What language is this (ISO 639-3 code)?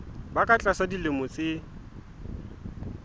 sot